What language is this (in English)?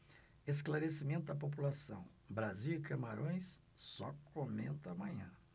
Portuguese